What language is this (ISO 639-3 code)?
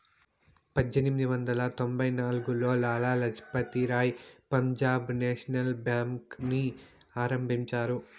tel